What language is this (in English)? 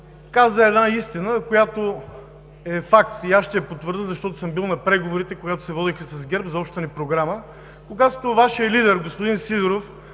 Bulgarian